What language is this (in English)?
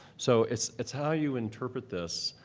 English